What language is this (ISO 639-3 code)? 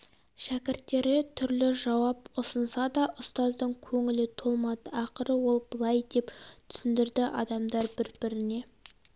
kaz